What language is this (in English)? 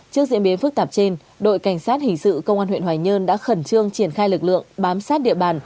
Vietnamese